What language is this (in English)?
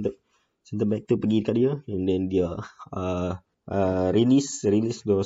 Malay